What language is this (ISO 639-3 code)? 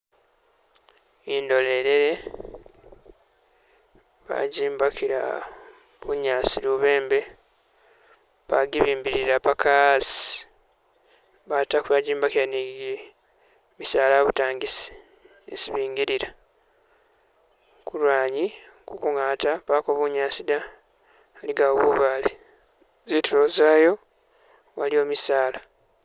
myx